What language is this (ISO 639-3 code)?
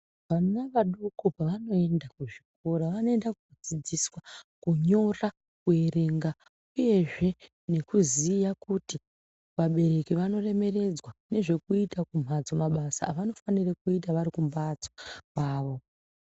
ndc